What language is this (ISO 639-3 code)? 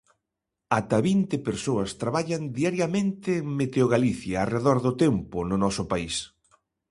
glg